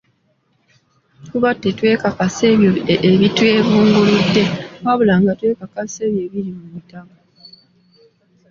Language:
Ganda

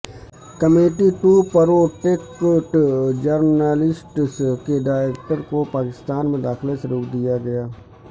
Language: Urdu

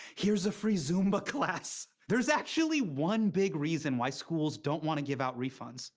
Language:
English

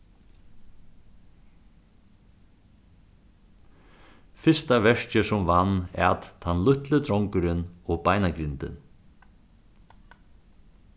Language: Faroese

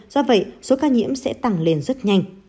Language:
Vietnamese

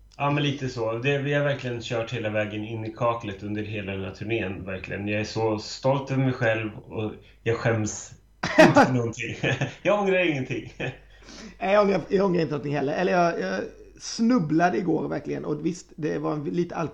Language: Swedish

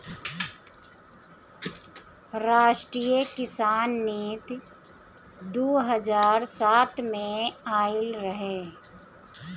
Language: Bhojpuri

